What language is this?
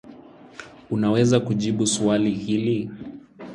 Swahili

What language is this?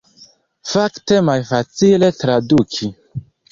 Esperanto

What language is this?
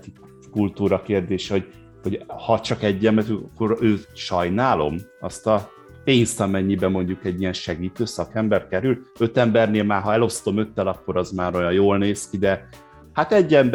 Hungarian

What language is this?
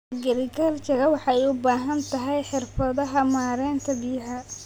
Somali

